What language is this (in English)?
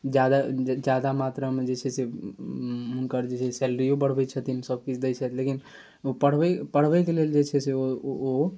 Maithili